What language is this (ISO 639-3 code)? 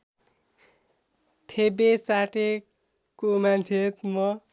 nep